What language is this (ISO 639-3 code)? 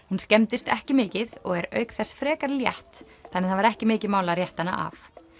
isl